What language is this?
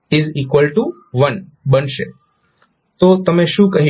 Gujarati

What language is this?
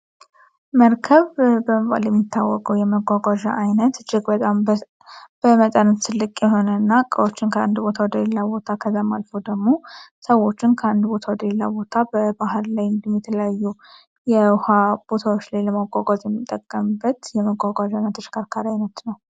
Amharic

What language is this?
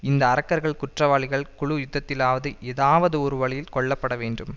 Tamil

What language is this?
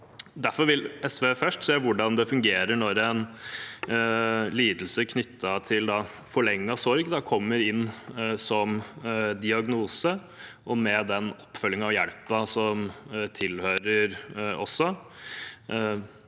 Norwegian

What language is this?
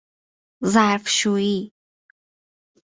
Persian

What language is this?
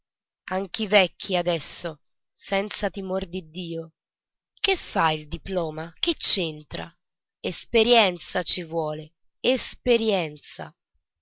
Italian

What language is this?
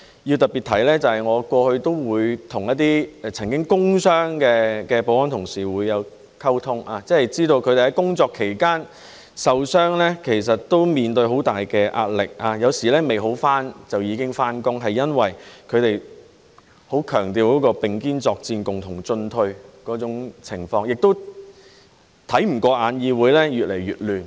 Cantonese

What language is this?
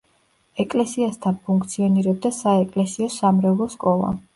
Georgian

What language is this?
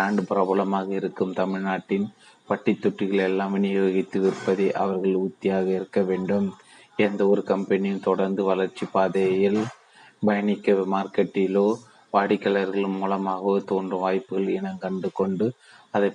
Tamil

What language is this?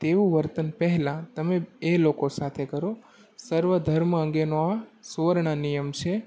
Gujarati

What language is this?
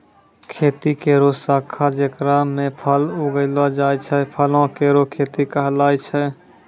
Maithili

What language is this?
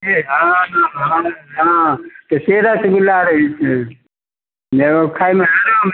Maithili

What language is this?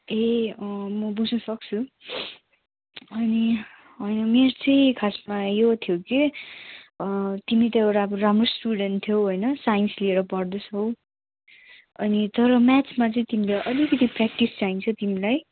Nepali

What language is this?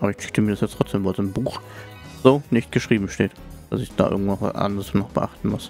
German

